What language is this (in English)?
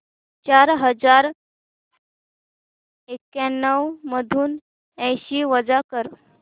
Marathi